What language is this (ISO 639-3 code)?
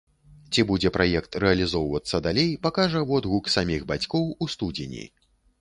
bel